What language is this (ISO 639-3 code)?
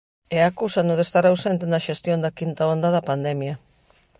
glg